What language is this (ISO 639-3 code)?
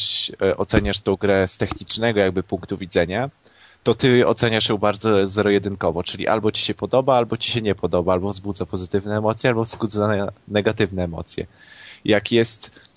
pol